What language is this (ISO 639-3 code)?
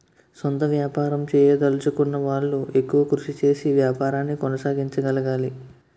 tel